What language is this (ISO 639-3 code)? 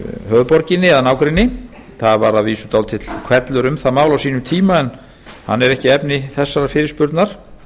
isl